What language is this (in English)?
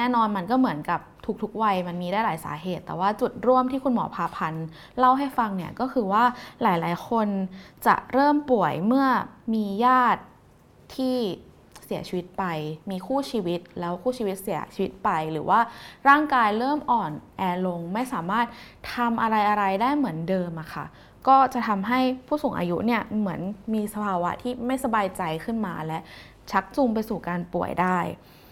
Thai